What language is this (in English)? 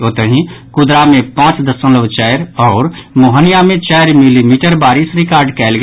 Maithili